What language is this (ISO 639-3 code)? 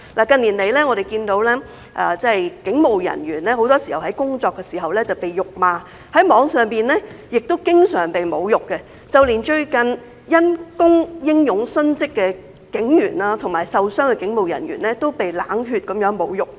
yue